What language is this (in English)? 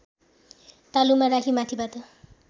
Nepali